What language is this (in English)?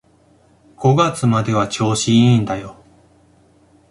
Japanese